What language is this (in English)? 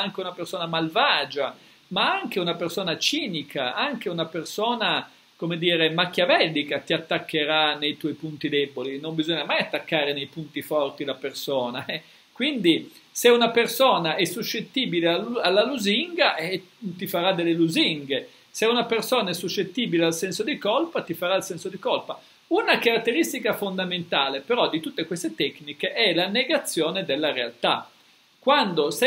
Italian